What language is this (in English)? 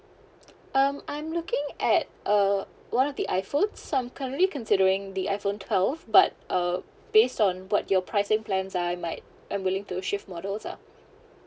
English